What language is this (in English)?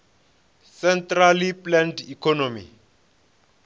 Venda